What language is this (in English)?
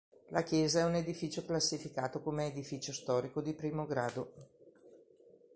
Italian